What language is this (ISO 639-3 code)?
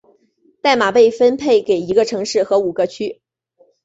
zho